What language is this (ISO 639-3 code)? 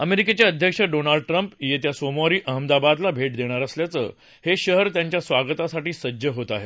mar